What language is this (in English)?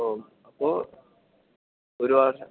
Malayalam